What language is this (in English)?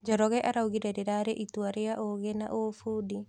Kikuyu